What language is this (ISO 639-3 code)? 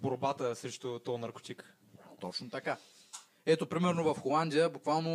bul